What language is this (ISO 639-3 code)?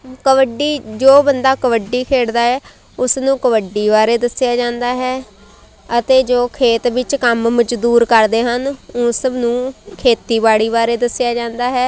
pan